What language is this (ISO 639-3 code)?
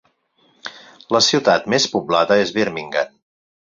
cat